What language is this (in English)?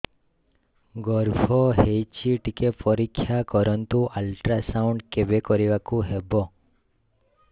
Odia